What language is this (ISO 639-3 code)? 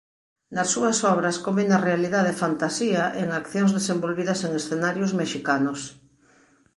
glg